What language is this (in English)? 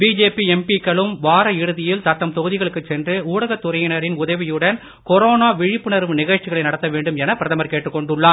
Tamil